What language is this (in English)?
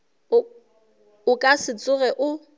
Northern Sotho